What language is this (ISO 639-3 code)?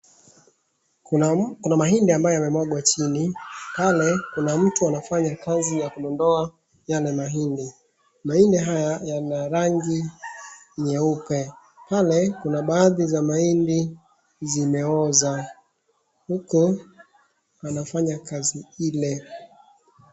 swa